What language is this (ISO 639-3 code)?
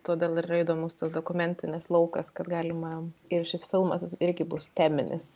lit